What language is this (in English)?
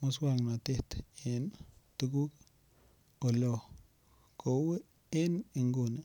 Kalenjin